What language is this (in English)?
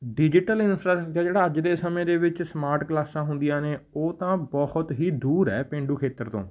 Punjabi